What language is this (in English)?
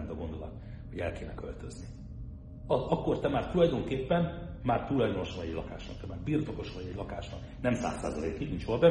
Hungarian